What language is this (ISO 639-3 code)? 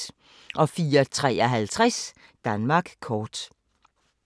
dan